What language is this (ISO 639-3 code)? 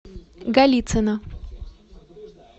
rus